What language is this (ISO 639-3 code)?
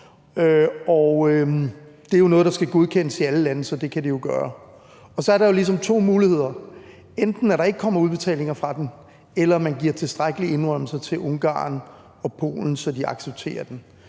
dan